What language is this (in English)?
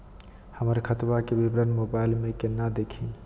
Magahi